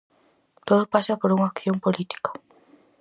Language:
Galician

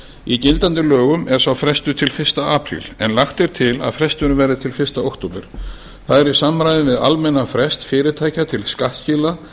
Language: Icelandic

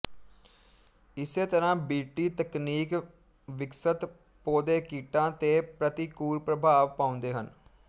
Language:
Punjabi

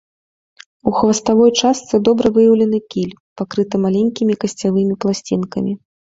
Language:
Belarusian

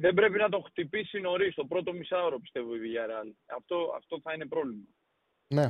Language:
Greek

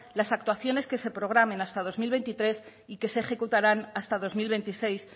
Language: Spanish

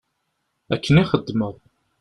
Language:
Kabyle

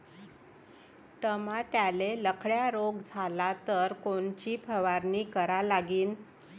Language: Marathi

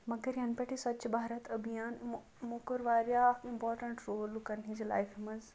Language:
Kashmiri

